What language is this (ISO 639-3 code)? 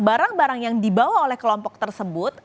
ind